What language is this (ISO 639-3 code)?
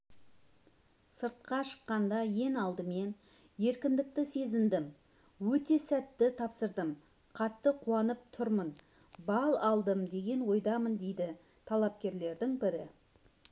kaz